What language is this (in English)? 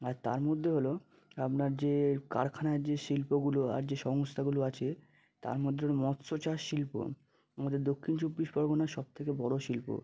Bangla